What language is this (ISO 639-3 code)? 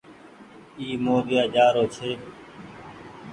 gig